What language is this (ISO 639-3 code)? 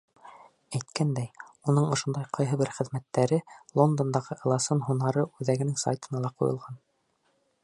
bak